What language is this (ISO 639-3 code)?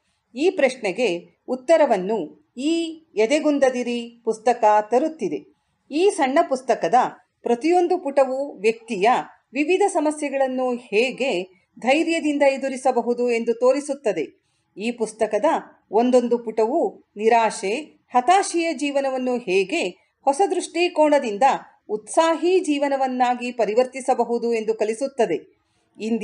kan